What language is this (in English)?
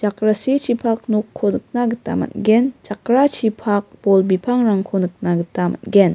Garo